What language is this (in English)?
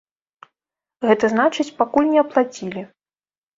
Belarusian